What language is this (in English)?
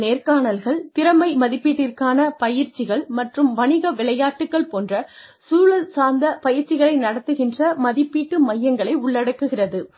Tamil